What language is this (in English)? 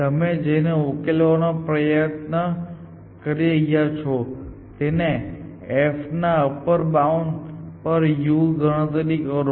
Gujarati